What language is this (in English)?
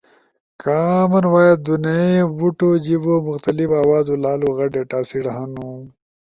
Ushojo